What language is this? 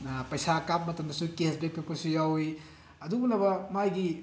Manipuri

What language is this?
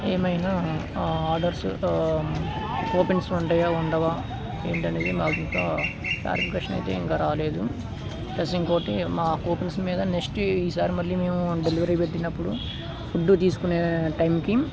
Telugu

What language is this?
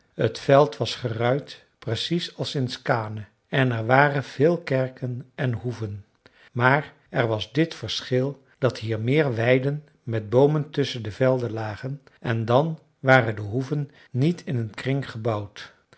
Dutch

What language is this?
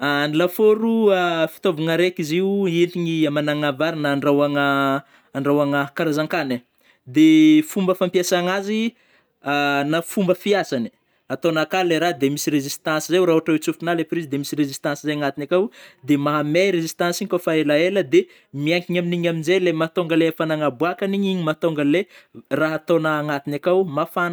Northern Betsimisaraka Malagasy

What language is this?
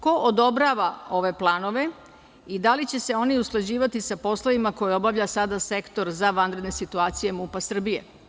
Serbian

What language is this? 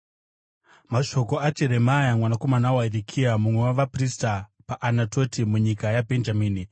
Shona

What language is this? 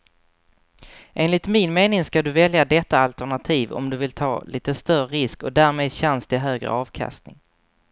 Swedish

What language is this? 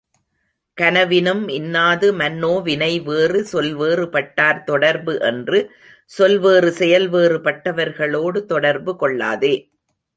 Tamil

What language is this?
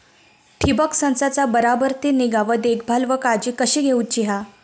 Marathi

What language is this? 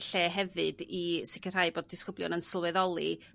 Welsh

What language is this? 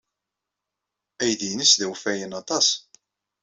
Kabyle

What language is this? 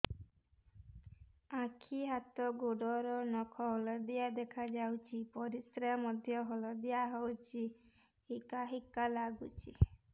Odia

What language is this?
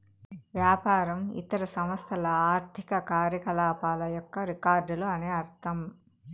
Telugu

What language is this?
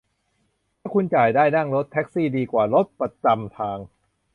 Thai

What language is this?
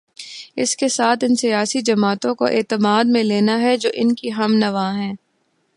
Urdu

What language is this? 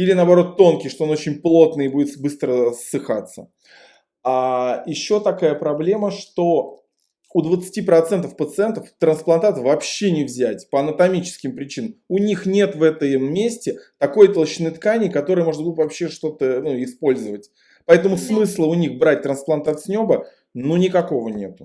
Russian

